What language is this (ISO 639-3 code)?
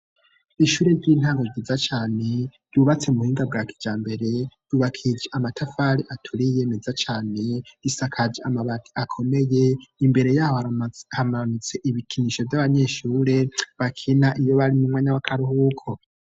run